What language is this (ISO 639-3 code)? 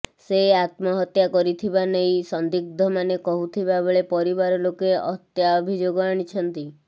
ori